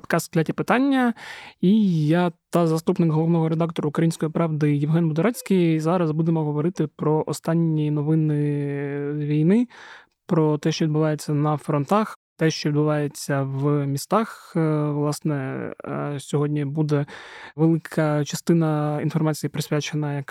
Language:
Ukrainian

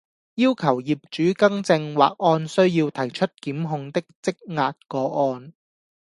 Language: Cantonese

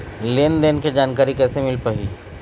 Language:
Chhattisgarhi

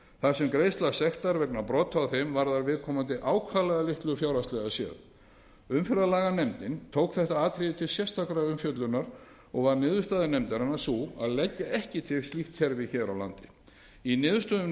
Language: Icelandic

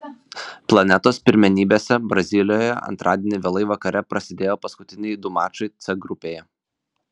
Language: Lithuanian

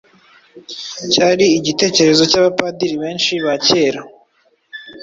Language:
Kinyarwanda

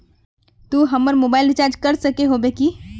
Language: Magahi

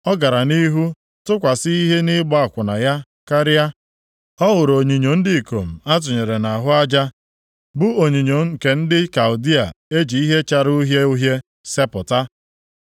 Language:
Igbo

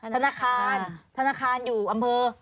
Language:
Thai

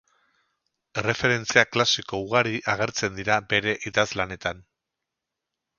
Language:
Basque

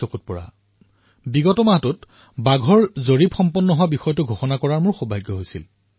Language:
Assamese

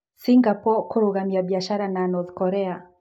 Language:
Kikuyu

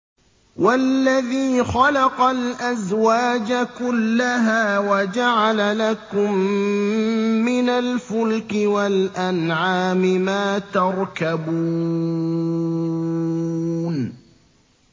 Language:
Arabic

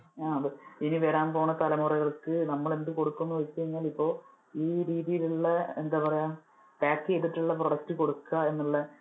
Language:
Malayalam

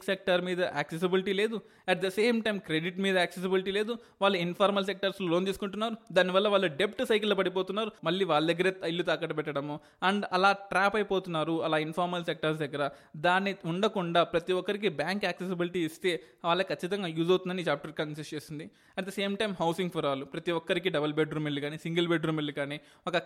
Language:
Telugu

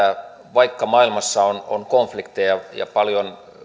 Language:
Finnish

